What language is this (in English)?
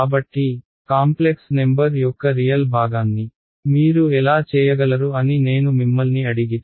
Telugu